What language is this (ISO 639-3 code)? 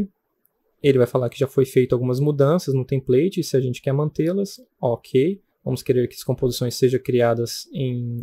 por